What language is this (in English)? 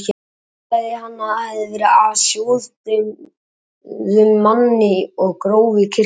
Icelandic